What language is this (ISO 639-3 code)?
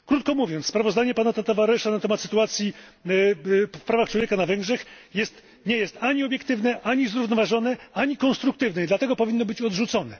pol